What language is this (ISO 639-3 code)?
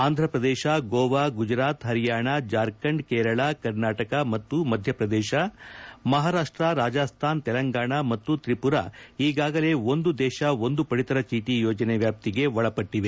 kan